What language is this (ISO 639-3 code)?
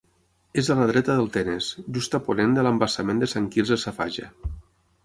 cat